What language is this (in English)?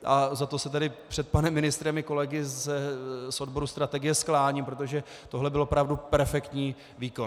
Czech